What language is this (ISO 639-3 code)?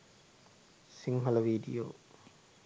sin